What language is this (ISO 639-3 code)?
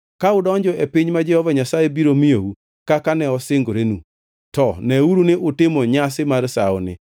luo